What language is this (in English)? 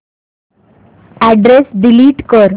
Marathi